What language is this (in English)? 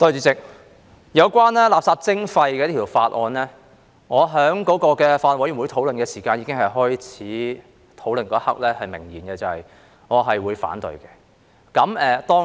Cantonese